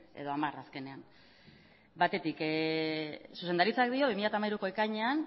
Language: Basque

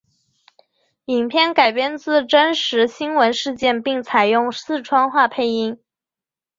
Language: Chinese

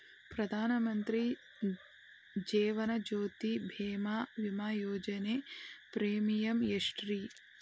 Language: Kannada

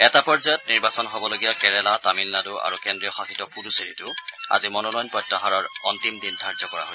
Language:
Assamese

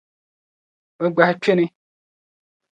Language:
Dagbani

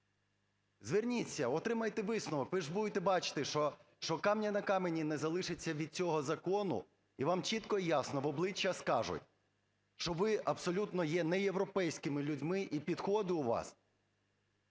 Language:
Ukrainian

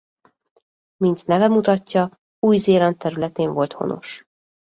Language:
Hungarian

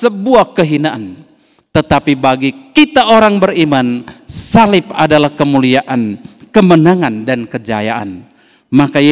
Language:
Indonesian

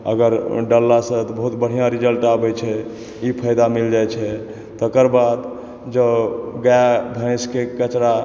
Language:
Maithili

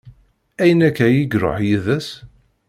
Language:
Kabyle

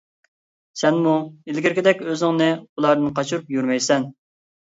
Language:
Uyghur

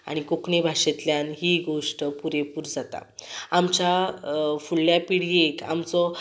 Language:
Konkani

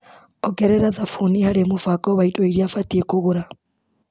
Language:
Kikuyu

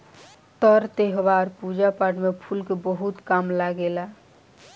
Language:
Bhojpuri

